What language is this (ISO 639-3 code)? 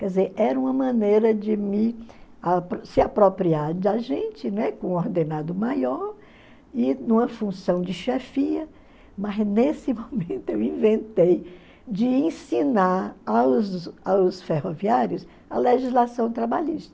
por